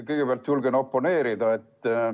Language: Estonian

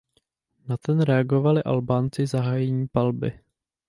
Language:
Czech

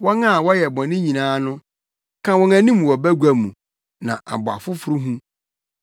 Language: Akan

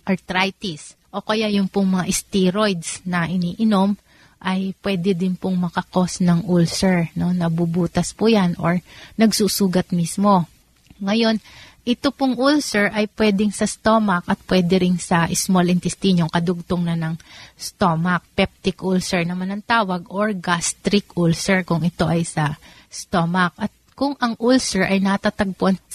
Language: Filipino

